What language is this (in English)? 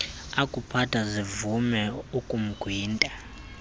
Xhosa